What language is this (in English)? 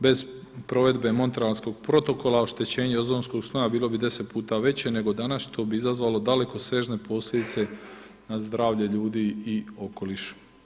Croatian